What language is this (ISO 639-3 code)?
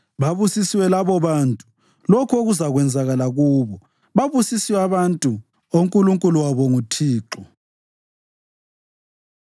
nde